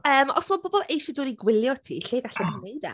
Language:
Welsh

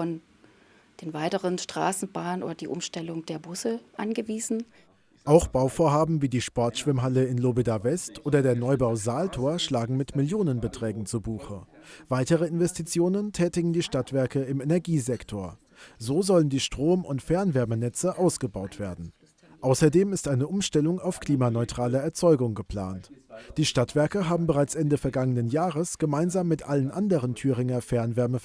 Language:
German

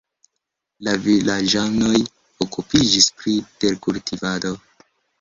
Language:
Esperanto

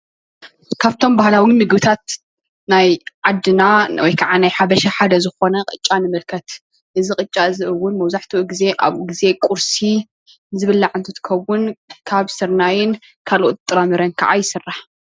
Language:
Tigrinya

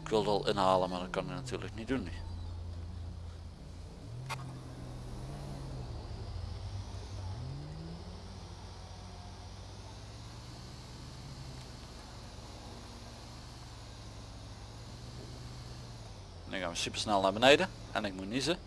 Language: Dutch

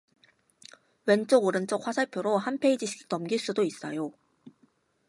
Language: Korean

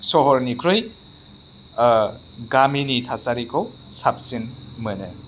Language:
Bodo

